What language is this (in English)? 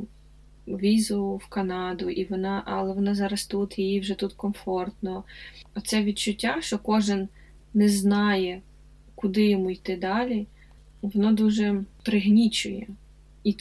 Ukrainian